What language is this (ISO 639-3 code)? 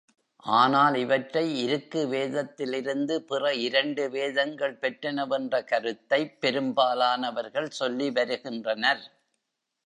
tam